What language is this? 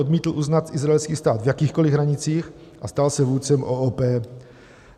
Czech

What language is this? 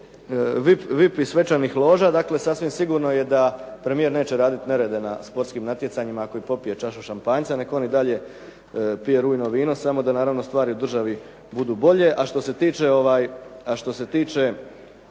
Croatian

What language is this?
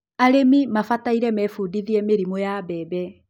Kikuyu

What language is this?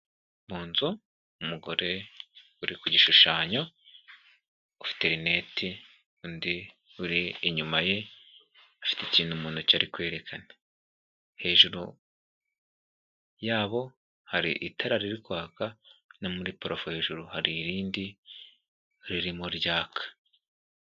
Kinyarwanda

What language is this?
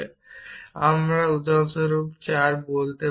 Bangla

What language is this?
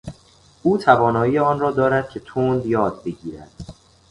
Persian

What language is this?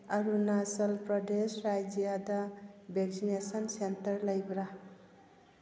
Manipuri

